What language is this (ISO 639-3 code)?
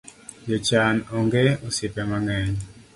luo